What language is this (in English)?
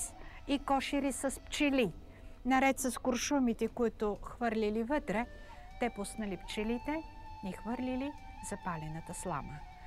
Bulgarian